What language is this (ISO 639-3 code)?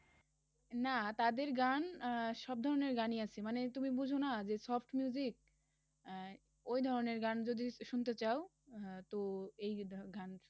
ben